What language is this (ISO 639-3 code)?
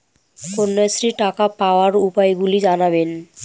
ben